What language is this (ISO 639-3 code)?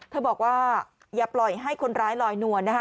tha